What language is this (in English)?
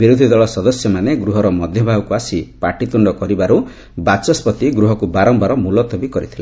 Odia